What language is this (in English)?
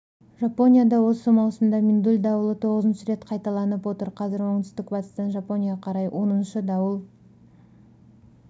Kazakh